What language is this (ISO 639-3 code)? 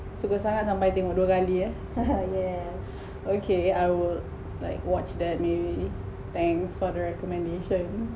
eng